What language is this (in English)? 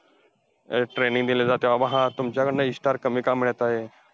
Marathi